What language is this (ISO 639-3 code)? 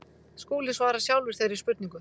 isl